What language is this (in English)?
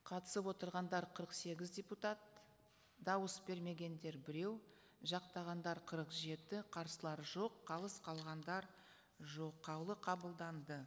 Kazakh